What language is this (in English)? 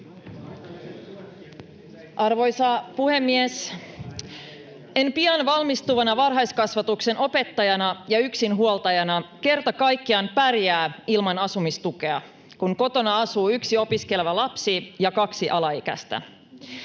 Finnish